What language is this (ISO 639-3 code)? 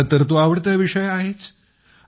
mar